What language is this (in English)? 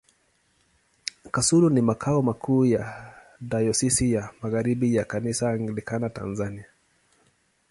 Swahili